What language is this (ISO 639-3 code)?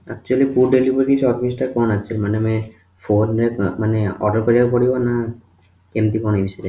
ori